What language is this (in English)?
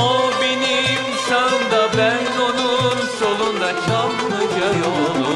Turkish